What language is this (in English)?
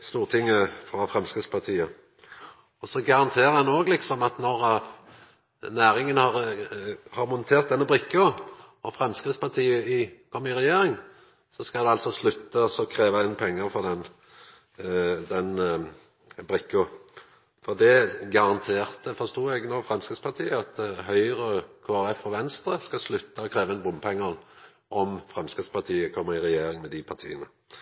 Norwegian Nynorsk